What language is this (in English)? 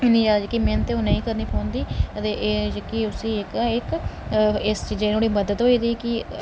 Dogri